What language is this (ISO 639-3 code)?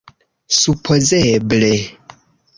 epo